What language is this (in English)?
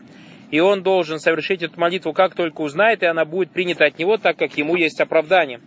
Russian